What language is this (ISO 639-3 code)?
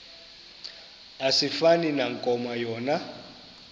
xho